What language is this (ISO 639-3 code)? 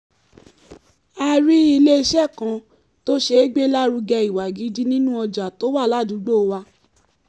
yor